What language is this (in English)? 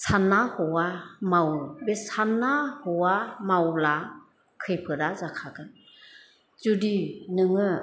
Bodo